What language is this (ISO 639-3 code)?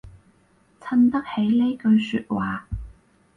yue